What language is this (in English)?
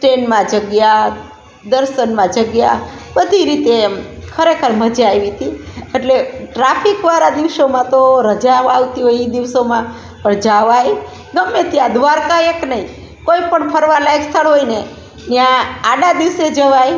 Gujarati